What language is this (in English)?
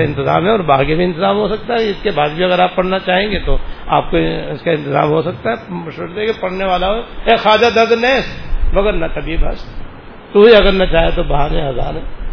Urdu